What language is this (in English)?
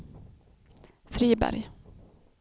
Swedish